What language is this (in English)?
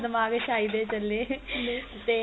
Punjabi